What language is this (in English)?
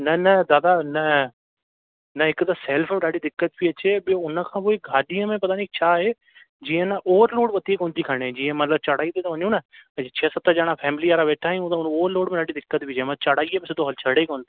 Sindhi